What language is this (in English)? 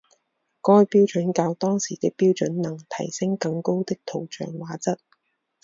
Chinese